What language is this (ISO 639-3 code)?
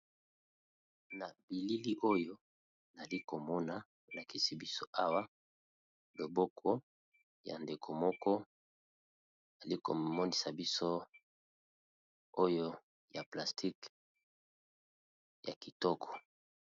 lin